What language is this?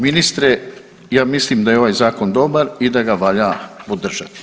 Croatian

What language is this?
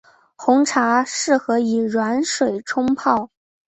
Chinese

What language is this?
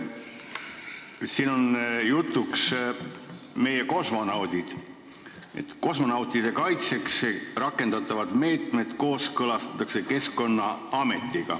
Estonian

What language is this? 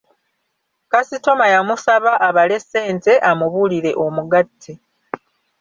Ganda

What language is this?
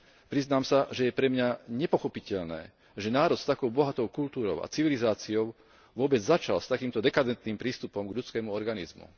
Slovak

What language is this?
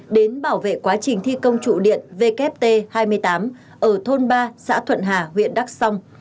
Vietnamese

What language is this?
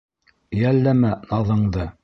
Bashkir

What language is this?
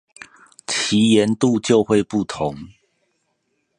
Chinese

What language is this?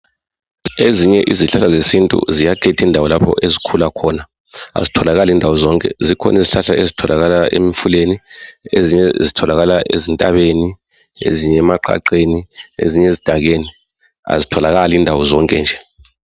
North Ndebele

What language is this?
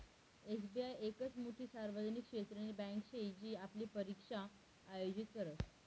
Marathi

